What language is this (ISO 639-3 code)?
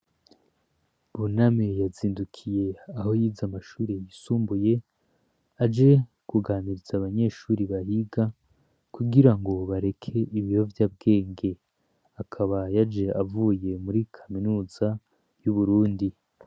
run